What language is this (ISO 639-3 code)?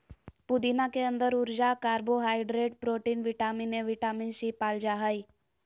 mag